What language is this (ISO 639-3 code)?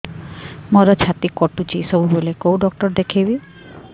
ori